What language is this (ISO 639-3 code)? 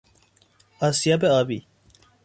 fas